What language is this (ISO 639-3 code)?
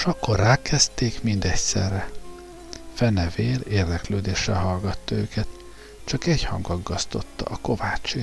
hun